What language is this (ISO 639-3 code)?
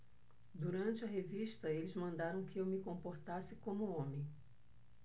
por